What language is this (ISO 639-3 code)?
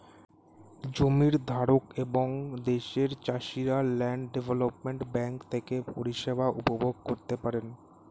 ben